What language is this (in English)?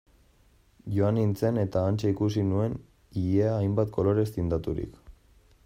Basque